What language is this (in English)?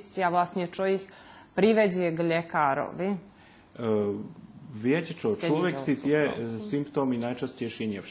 Slovak